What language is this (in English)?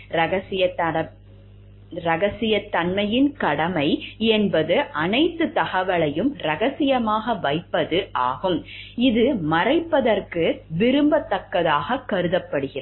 Tamil